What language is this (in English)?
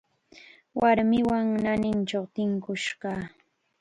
Chiquián Ancash Quechua